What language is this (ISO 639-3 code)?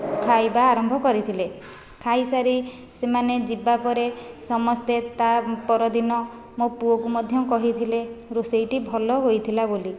ori